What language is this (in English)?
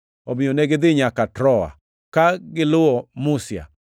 Luo (Kenya and Tanzania)